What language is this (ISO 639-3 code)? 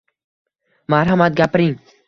uzb